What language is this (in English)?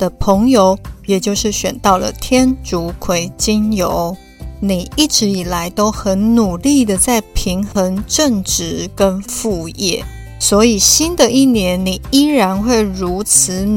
Chinese